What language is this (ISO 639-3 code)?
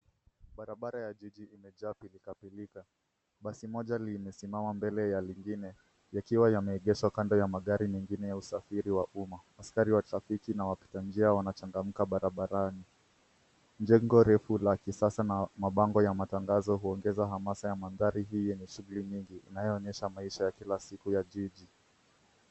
swa